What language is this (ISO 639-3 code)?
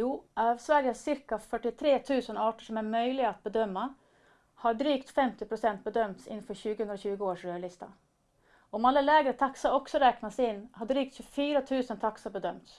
swe